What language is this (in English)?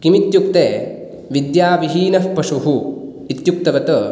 Sanskrit